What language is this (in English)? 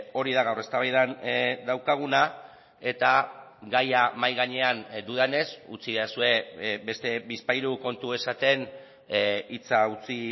Basque